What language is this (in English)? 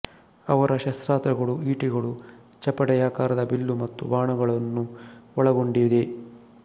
Kannada